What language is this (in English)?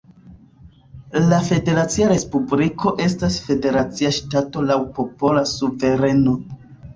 Esperanto